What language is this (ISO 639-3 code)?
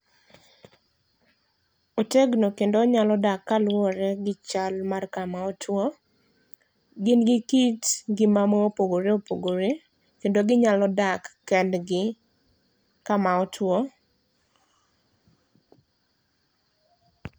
luo